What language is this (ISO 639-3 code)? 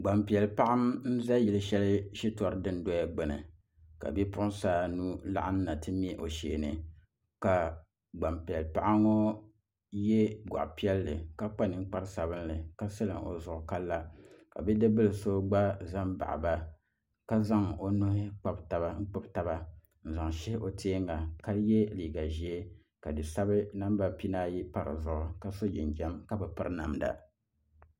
dag